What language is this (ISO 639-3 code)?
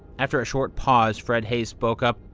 eng